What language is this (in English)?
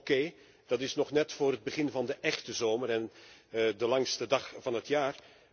Dutch